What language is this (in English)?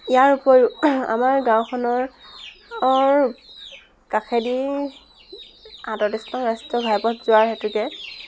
Assamese